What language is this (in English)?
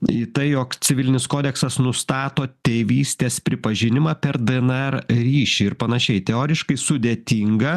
Lithuanian